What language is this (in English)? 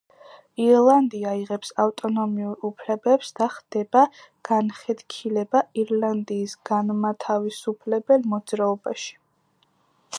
Georgian